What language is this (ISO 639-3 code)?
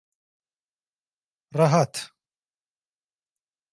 tur